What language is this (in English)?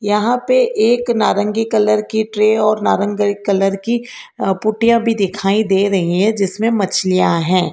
Hindi